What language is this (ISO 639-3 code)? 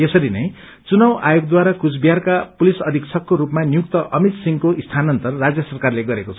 nep